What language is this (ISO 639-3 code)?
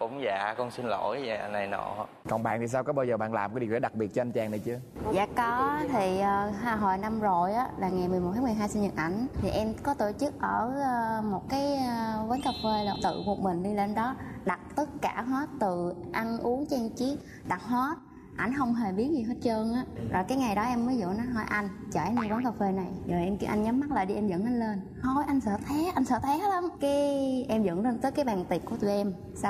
vie